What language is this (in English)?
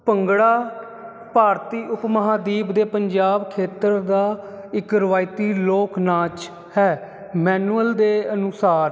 Punjabi